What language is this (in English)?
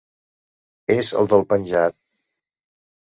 Catalan